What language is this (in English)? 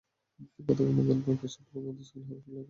Bangla